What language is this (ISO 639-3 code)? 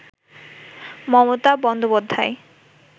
ben